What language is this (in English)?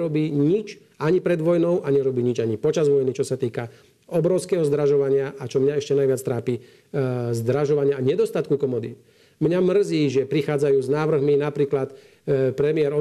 Slovak